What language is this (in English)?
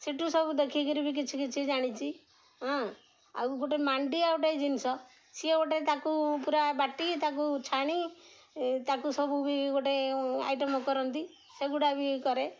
Odia